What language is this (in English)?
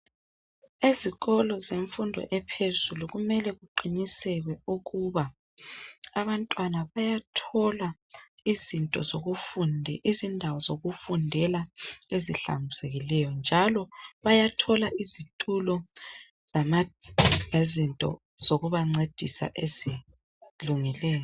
North Ndebele